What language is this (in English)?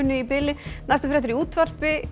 Icelandic